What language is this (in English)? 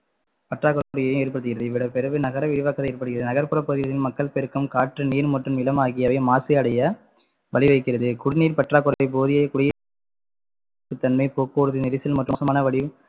Tamil